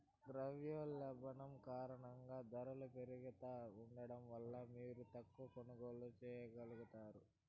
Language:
Telugu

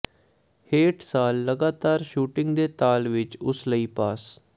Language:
Punjabi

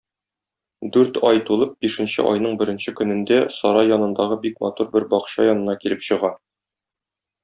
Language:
Tatar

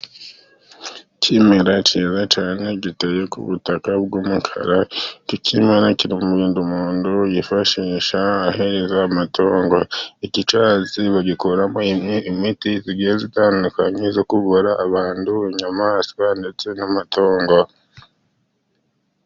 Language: Kinyarwanda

